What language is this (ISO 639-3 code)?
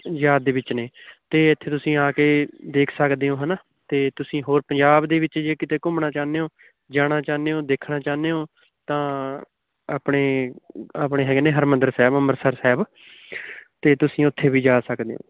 pan